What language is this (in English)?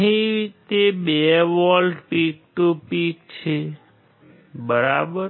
Gujarati